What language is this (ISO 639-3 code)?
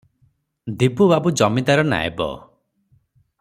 ori